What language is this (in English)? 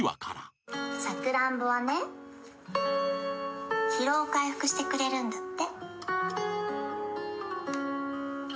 Japanese